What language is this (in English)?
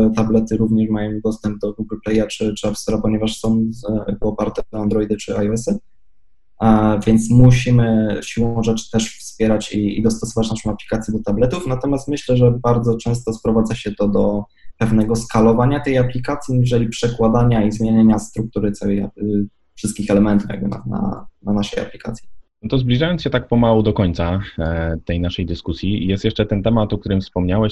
Polish